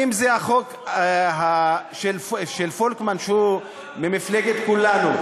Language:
Hebrew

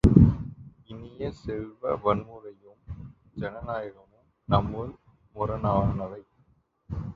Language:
Tamil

